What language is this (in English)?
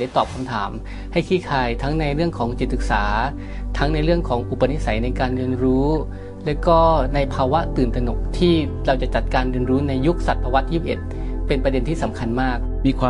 Thai